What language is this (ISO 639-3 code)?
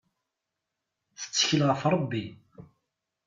kab